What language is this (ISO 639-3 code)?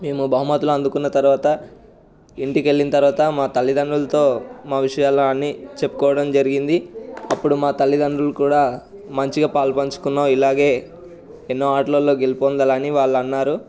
tel